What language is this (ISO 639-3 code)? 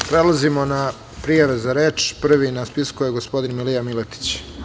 srp